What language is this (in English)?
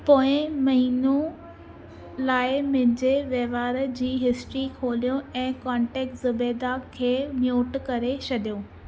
Sindhi